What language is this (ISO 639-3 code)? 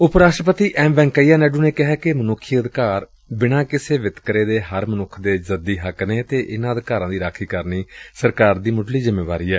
pan